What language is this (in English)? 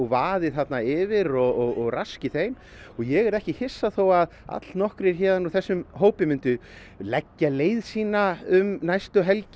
Icelandic